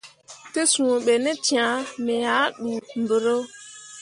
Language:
Mundang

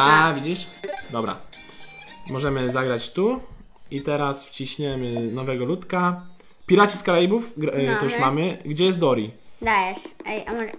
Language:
Polish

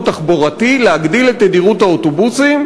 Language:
Hebrew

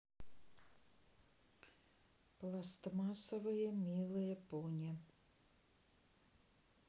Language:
Russian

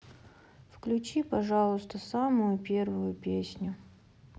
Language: Russian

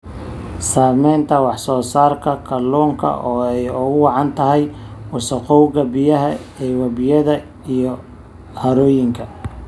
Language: Somali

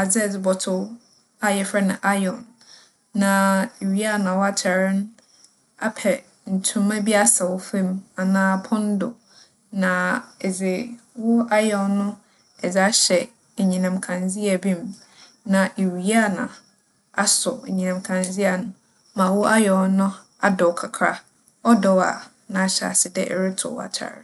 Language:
Akan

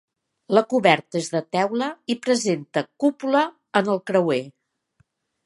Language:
Catalan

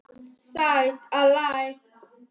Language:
Icelandic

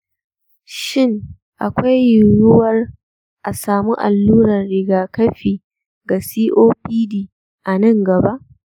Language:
Hausa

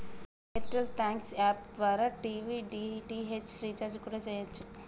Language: Telugu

